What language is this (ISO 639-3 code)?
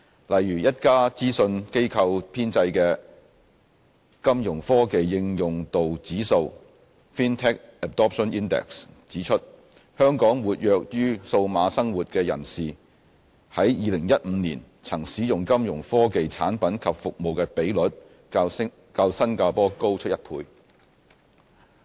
yue